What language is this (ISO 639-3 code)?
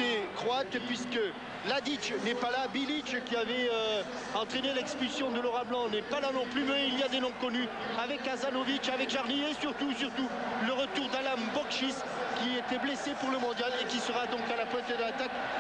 fra